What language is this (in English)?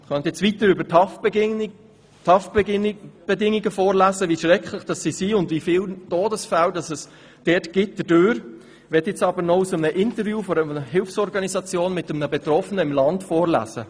Swiss German